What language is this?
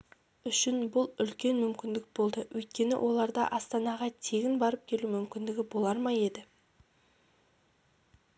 Kazakh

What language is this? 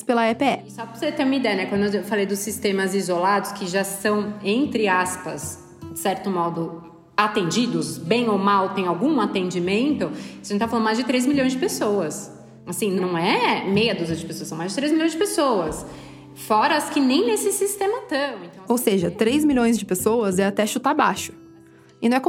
Portuguese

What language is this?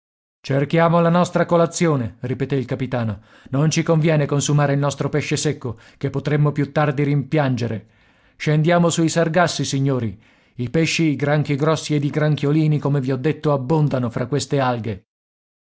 Italian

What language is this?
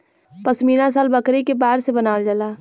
Bhojpuri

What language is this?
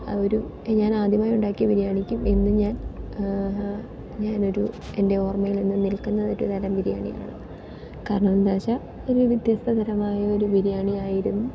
Malayalam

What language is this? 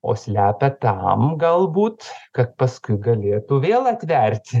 Lithuanian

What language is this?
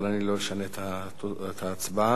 Hebrew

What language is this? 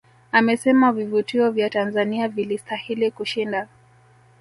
Swahili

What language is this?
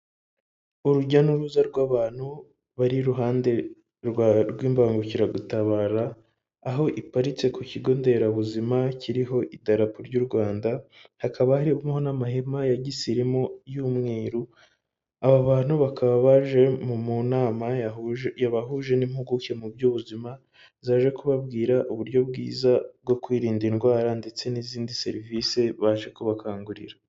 Kinyarwanda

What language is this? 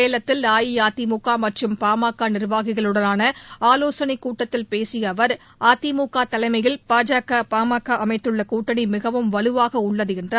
Tamil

